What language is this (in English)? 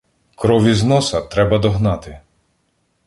Ukrainian